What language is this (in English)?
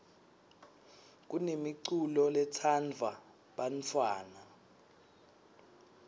Swati